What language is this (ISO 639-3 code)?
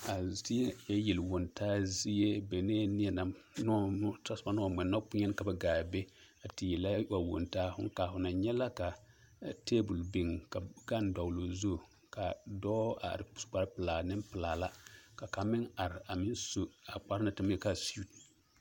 dga